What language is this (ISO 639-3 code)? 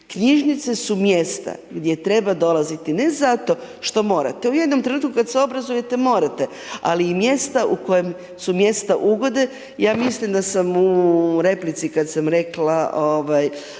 hrv